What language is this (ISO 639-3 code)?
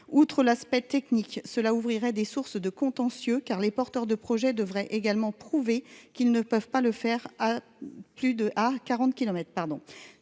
fra